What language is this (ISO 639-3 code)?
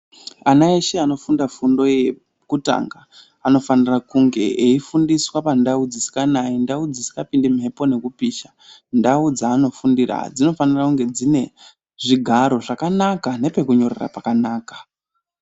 ndc